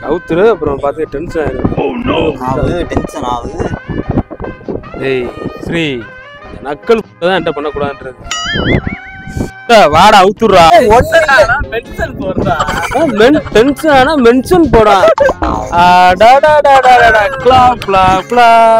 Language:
Tamil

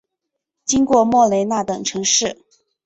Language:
Chinese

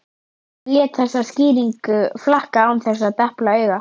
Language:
Icelandic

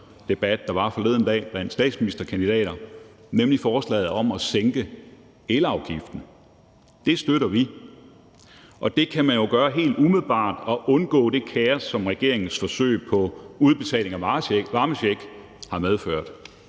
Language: Danish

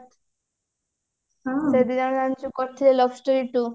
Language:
Odia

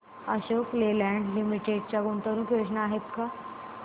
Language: Marathi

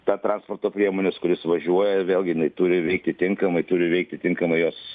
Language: Lithuanian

